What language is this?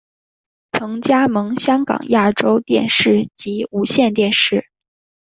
Chinese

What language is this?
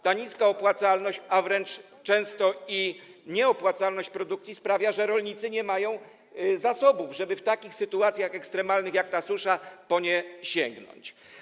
Polish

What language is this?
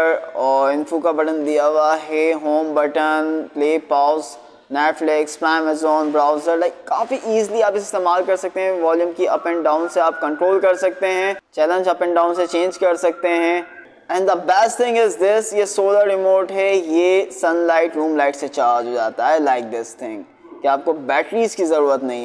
Hindi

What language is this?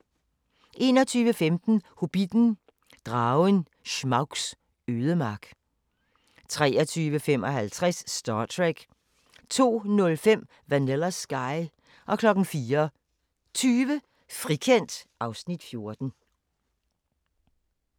Danish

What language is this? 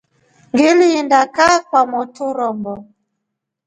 Rombo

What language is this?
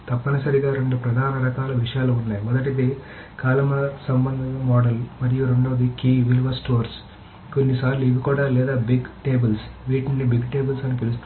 Telugu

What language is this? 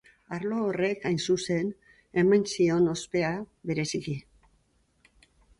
Basque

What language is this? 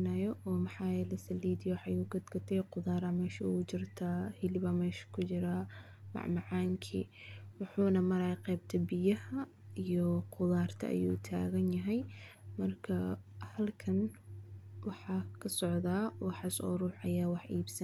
Somali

